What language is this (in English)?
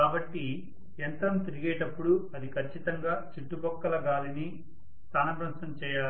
Telugu